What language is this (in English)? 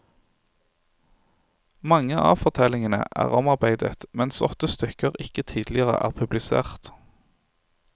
Norwegian